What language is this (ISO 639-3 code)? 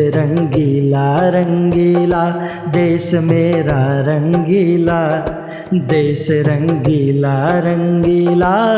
hin